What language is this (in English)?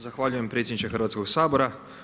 Croatian